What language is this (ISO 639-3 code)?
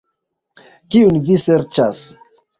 epo